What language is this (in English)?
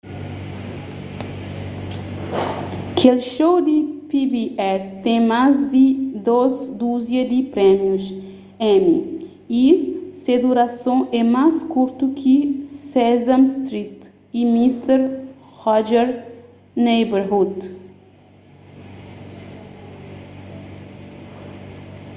Kabuverdianu